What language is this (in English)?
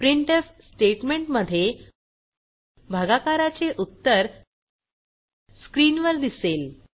Marathi